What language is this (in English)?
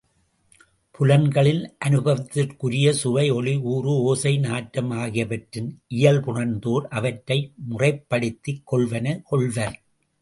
Tamil